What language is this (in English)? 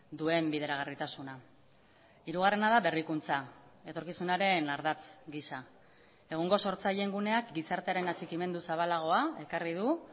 Basque